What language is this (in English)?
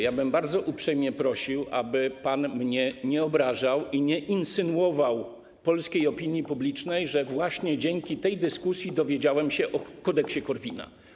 Polish